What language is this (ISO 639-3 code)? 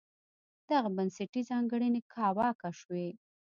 pus